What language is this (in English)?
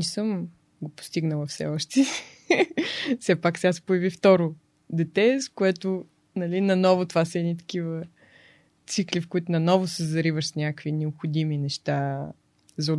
Bulgarian